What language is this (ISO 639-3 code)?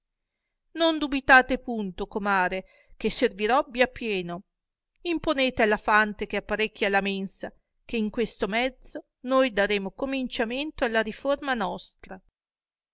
ita